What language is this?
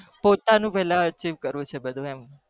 Gujarati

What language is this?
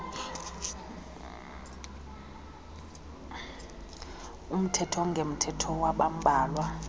Xhosa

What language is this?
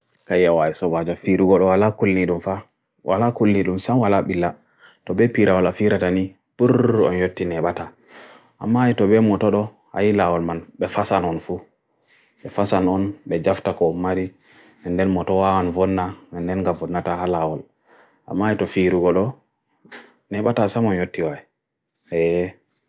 Bagirmi Fulfulde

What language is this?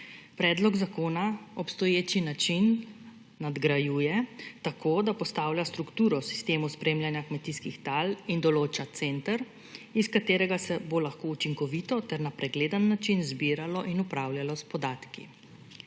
Slovenian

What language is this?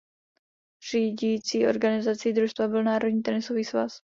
Czech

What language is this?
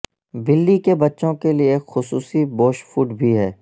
Urdu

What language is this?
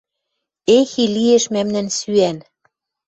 Western Mari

